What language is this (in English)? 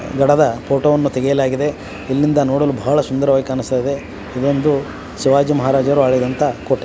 Kannada